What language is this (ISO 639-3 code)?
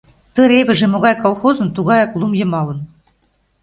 chm